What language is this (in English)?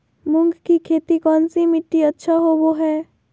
Magahi